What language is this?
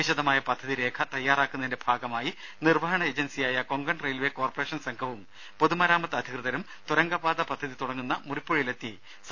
Malayalam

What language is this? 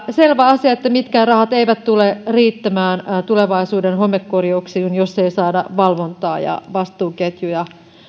Finnish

